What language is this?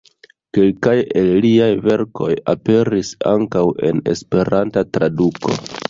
Esperanto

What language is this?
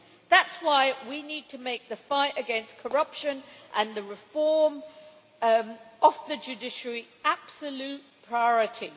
English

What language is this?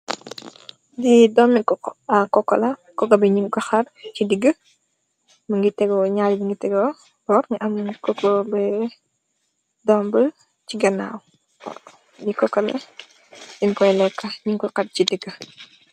Wolof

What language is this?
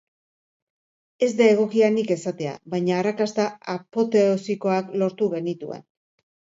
Basque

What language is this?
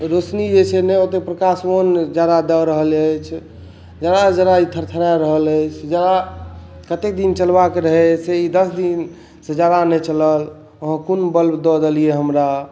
Maithili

